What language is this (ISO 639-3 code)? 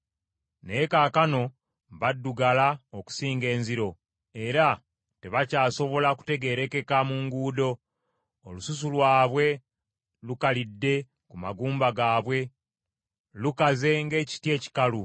lug